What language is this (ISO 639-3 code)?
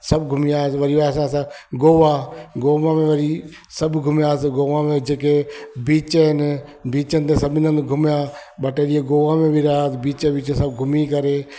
snd